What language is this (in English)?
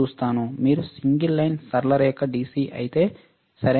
Telugu